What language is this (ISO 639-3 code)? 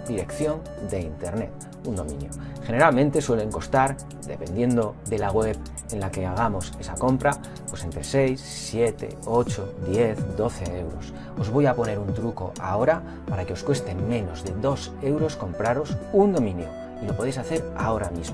spa